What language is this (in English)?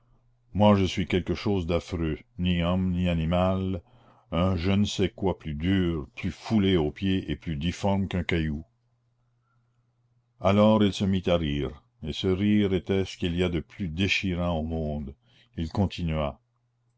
French